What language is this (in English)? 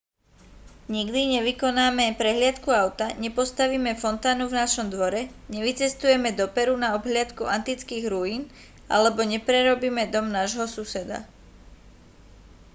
Slovak